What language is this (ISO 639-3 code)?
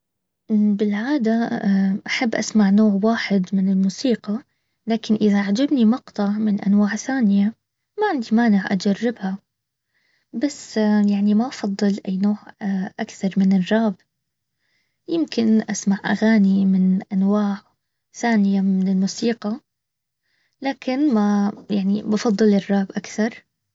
abv